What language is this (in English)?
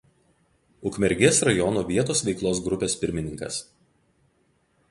Lithuanian